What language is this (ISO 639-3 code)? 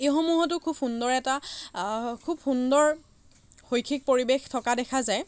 asm